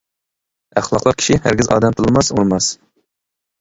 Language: Uyghur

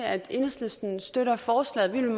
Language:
Danish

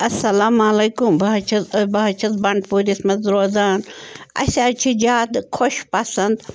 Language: Kashmiri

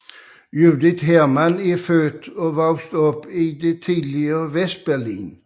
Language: Danish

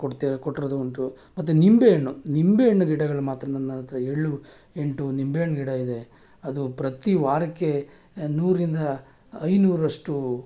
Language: Kannada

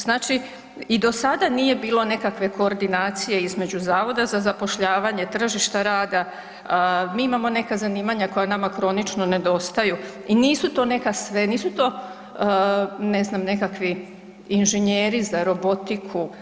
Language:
Croatian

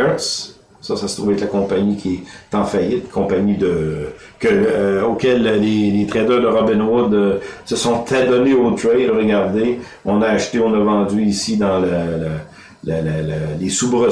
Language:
French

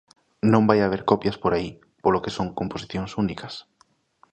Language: Galician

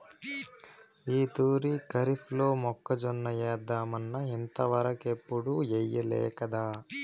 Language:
Telugu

